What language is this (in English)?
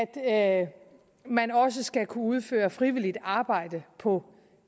Danish